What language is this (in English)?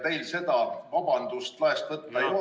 Estonian